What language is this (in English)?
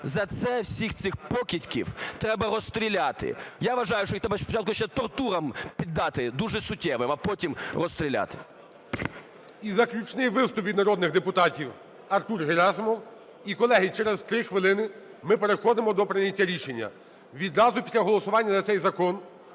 Ukrainian